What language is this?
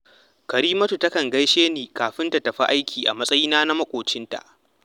Hausa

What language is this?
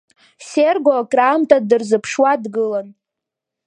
Abkhazian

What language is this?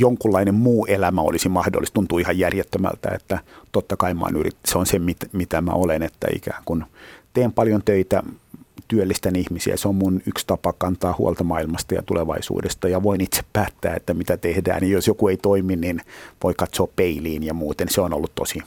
Finnish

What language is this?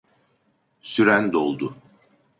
Turkish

